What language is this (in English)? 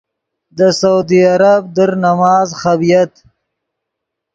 Yidgha